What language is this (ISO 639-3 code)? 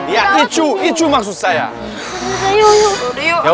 ind